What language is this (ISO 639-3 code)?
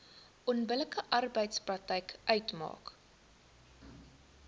afr